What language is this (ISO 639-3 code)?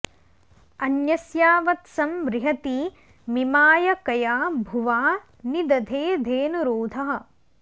san